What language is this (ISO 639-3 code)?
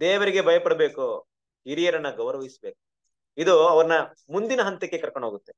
kan